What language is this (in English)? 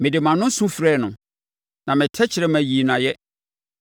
Akan